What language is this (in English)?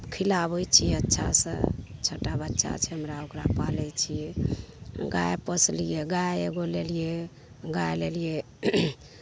Maithili